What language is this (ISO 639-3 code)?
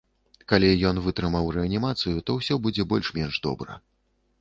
bel